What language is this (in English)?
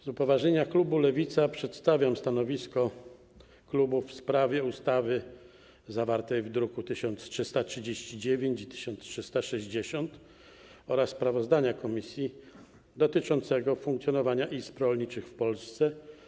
Polish